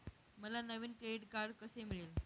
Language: Marathi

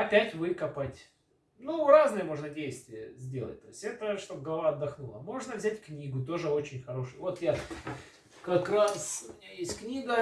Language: Russian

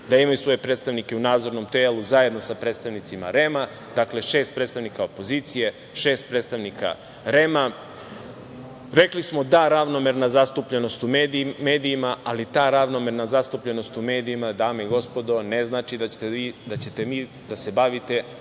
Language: Serbian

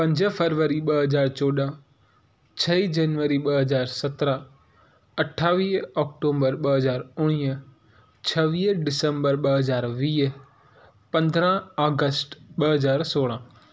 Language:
Sindhi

